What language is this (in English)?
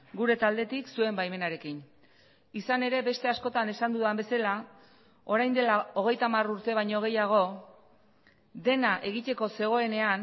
Basque